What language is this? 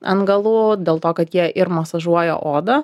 Lithuanian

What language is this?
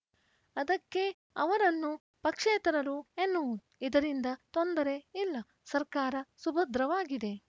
Kannada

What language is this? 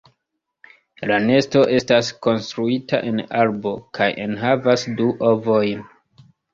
Esperanto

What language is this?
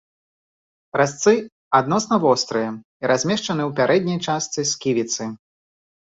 Belarusian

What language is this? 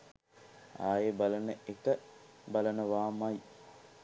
Sinhala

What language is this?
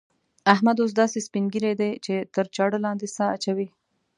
Pashto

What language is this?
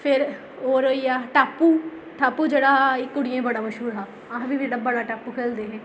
Dogri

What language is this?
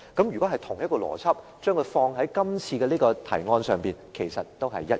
Cantonese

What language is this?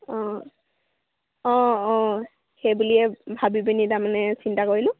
Assamese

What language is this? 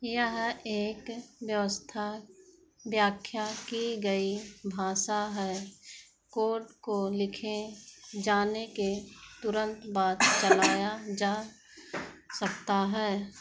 Hindi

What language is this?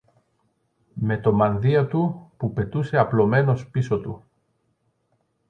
Greek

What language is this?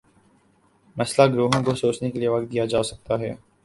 Urdu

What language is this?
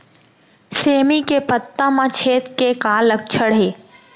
Chhattisgarhi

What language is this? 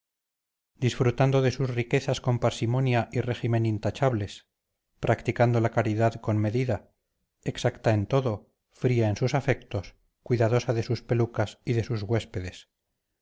Spanish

